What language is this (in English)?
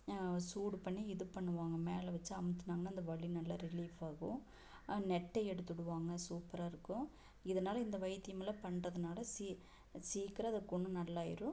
Tamil